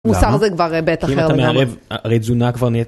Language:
Hebrew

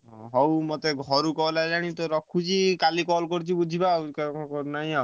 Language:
Odia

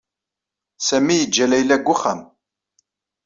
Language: Kabyle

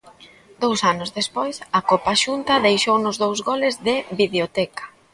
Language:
Galician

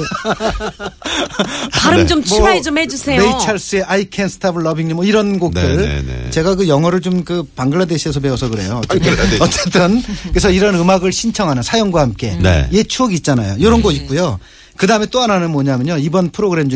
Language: Korean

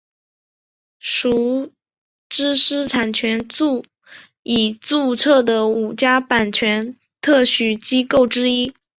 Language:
Chinese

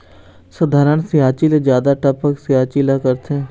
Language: Chhattisgarhi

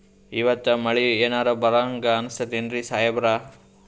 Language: Kannada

